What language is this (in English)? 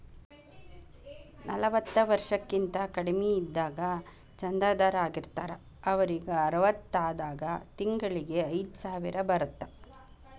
Kannada